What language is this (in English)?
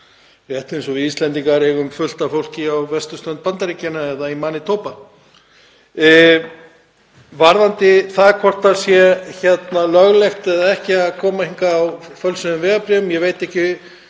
Icelandic